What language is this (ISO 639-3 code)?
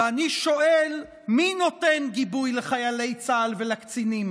heb